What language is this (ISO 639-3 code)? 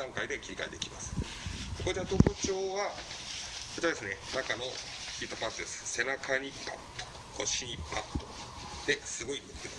jpn